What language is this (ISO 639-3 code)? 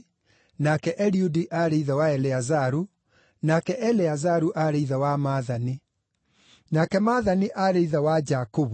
kik